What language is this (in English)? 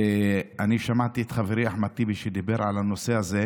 Hebrew